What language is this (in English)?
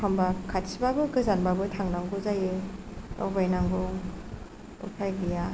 Bodo